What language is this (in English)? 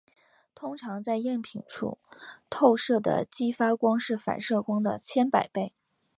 Chinese